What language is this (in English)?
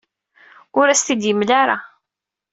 Kabyle